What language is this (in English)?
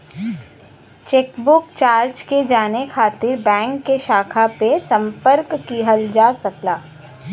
Bhojpuri